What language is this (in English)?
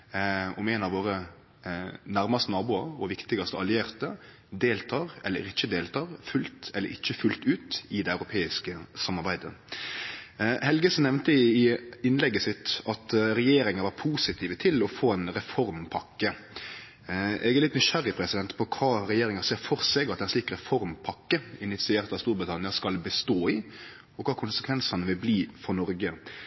Norwegian Nynorsk